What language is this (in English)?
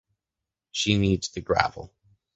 English